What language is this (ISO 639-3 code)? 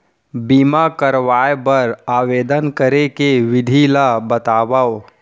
hne